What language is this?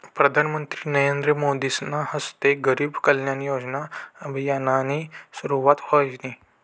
Marathi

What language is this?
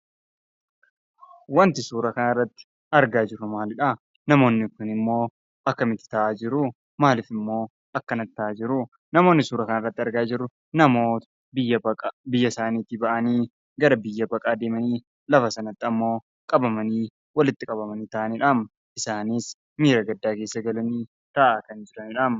Oromo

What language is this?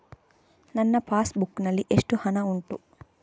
Kannada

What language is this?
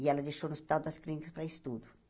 Portuguese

